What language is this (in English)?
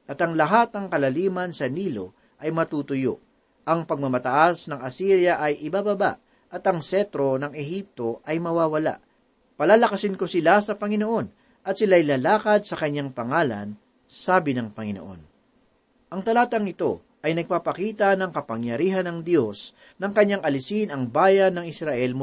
Filipino